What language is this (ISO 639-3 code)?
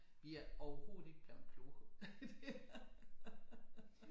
dan